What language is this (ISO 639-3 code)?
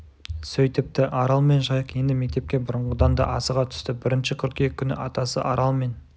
kaz